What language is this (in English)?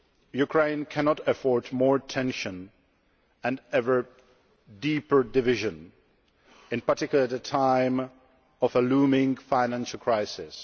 English